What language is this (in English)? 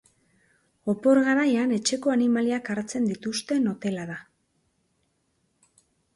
Basque